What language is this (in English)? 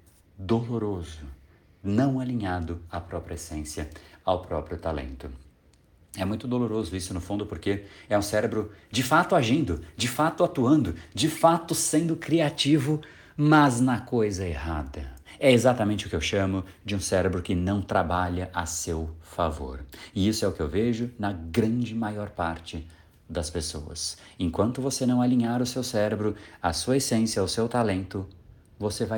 Portuguese